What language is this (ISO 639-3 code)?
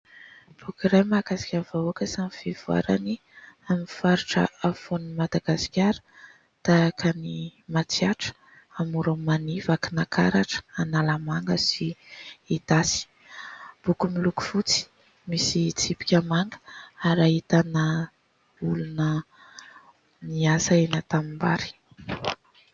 mlg